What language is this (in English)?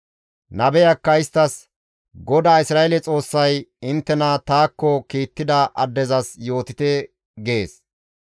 Gamo